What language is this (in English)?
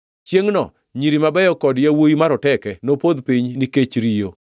Luo (Kenya and Tanzania)